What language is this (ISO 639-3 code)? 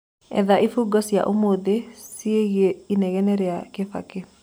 kik